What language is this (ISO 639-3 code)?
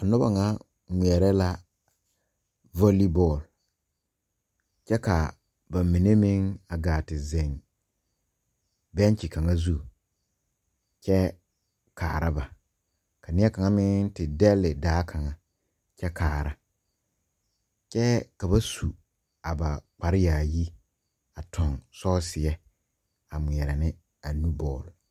dga